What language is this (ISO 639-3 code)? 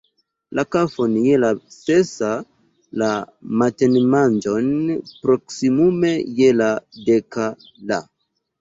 epo